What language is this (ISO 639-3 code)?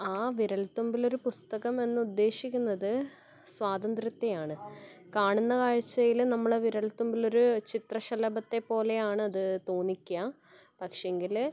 mal